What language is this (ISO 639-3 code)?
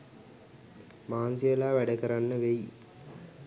sin